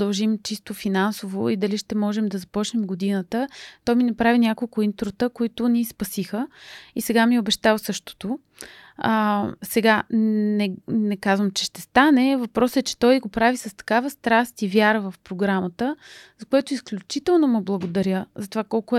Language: Bulgarian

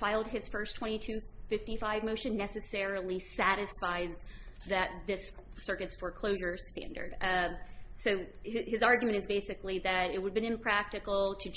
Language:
English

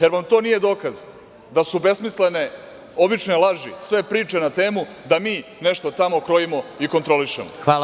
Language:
Serbian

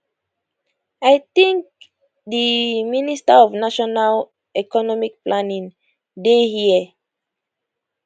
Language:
Nigerian Pidgin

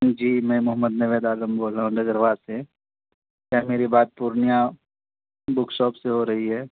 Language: Urdu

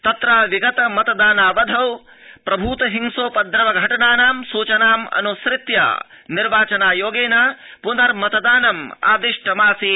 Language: Sanskrit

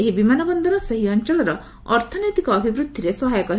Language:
Odia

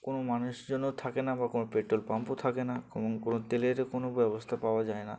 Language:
Bangla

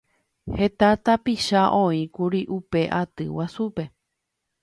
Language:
Guarani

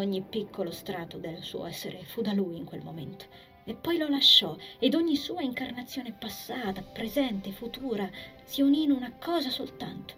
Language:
Italian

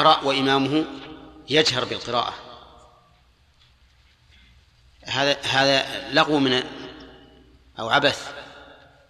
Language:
Arabic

